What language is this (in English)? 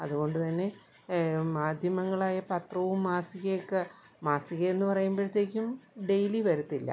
Malayalam